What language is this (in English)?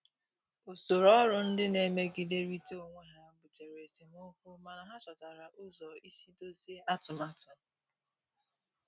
Igbo